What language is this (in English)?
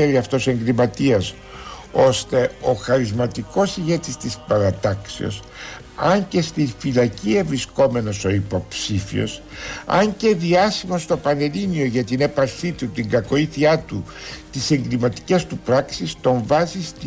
Greek